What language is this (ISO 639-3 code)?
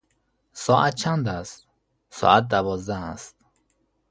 fas